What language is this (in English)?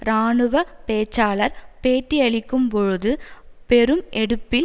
Tamil